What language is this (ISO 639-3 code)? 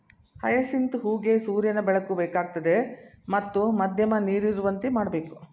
kan